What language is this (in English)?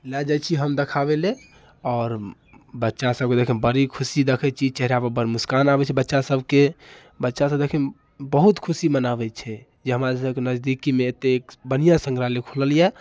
Maithili